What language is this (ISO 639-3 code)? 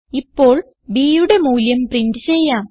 mal